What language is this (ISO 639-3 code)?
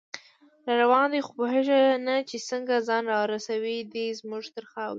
pus